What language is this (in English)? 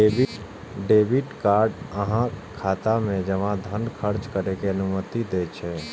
Maithili